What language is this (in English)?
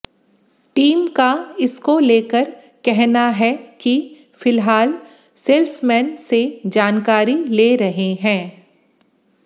Hindi